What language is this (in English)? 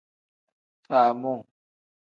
Tem